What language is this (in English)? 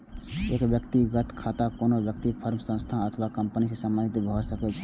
Maithili